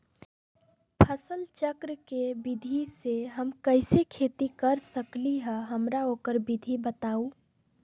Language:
Magahi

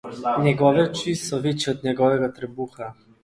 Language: Slovenian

